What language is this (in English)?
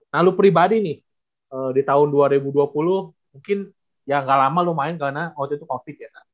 Indonesian